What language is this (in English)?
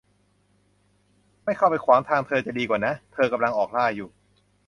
Thai